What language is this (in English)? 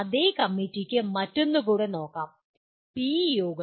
Malayalam